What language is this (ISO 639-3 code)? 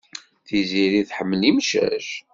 kab